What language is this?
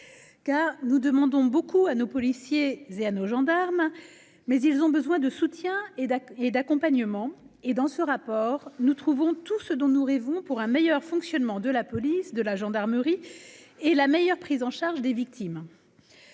French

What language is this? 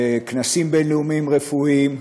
Hebrew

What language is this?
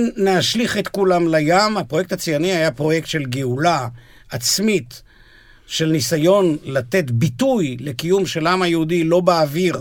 Hebrew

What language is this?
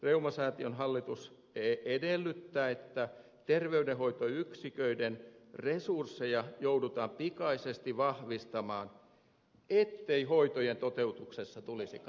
Finnish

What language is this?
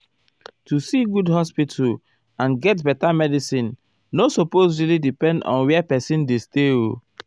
Nigerian Pidgin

